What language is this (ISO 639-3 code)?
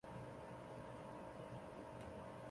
zho